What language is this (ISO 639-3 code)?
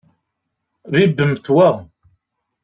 kab